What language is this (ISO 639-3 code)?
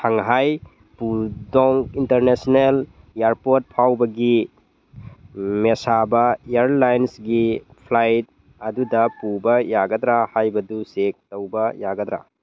mni